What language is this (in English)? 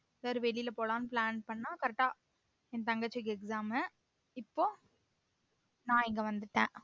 Tamil